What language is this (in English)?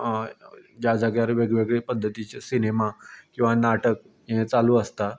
Konkani